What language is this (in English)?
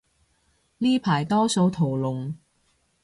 Cantonese